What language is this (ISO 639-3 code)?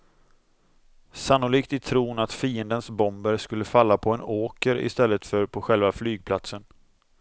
swe